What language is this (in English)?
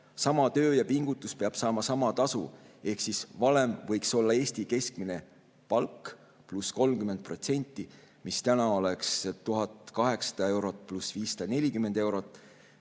Estonian